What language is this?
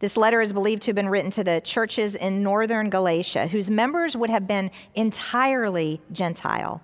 English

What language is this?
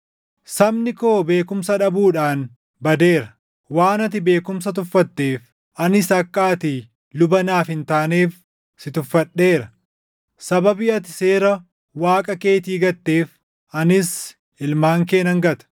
Oromo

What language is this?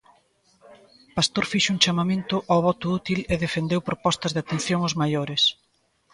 Galician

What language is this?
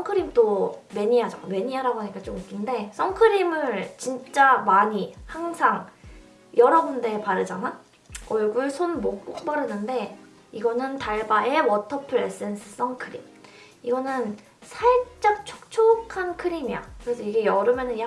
Korean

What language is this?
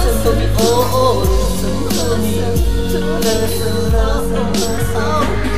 Portuguese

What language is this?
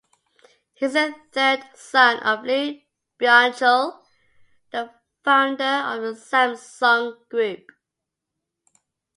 English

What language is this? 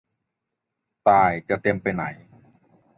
Thai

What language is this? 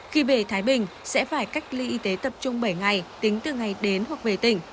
Vietnamese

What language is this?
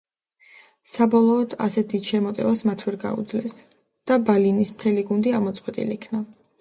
Georgian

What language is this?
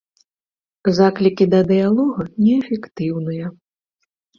Belarusian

